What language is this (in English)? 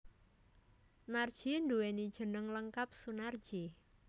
Javanese